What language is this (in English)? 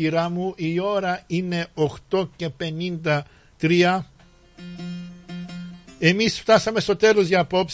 Greek